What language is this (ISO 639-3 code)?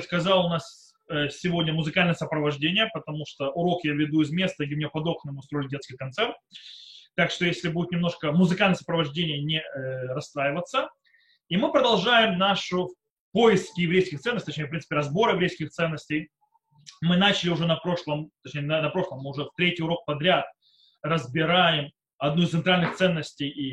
rus